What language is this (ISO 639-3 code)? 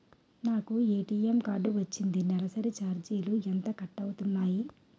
tel